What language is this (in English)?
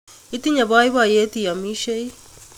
Kalenjin